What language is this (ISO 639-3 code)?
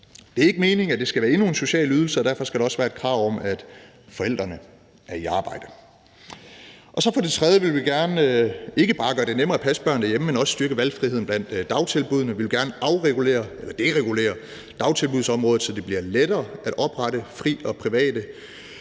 dan